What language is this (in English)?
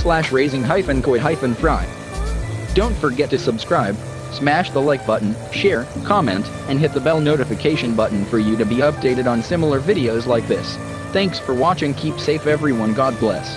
English